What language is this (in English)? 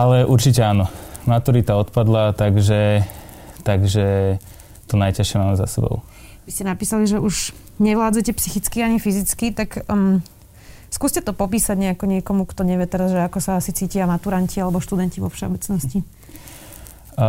Slovak